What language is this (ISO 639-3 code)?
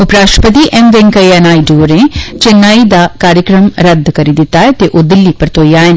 doi